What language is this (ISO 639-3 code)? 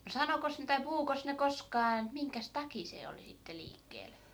fin